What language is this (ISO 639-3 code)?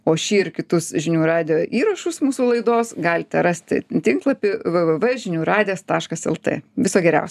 lit